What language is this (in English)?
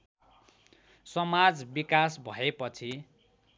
Nepali